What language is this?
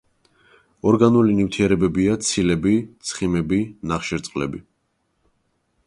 Georgian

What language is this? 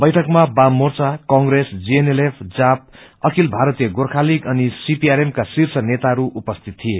Nepali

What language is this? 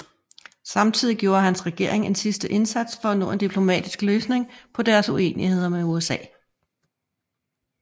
Danish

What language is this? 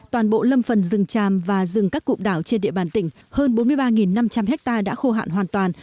Vietnamese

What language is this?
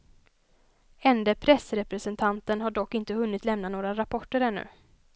Swedish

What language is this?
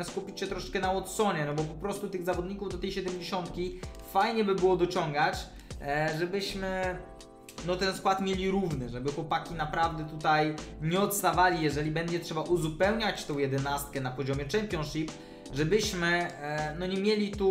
Polish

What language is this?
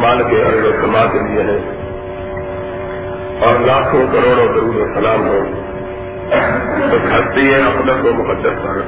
Urdu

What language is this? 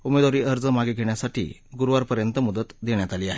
Marathi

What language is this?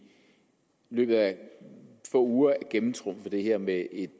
Danish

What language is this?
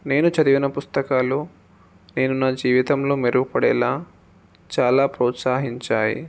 Telugu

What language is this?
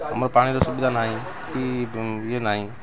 Odia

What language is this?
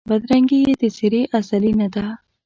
Pashto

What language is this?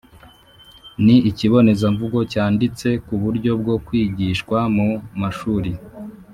Kinyarwanda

